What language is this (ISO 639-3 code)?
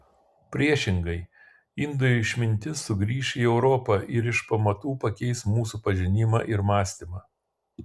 lit